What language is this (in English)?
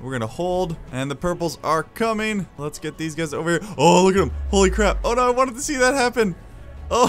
English